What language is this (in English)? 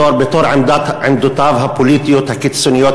Hebrew